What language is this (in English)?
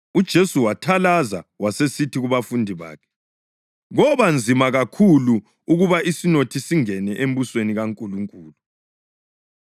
North Ndebele